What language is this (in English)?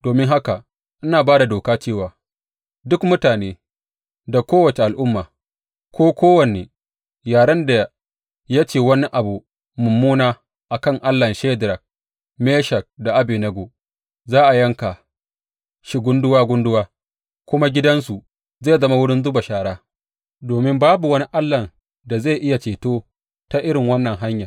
Hausa